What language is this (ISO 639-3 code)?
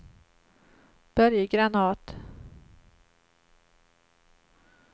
swe